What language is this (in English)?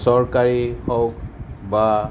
Assamese